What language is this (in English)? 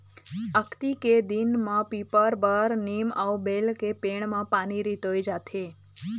Chhattisgarhi